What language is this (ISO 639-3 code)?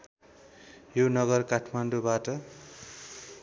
nep